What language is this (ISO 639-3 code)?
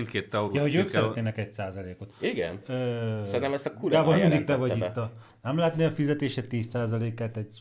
hun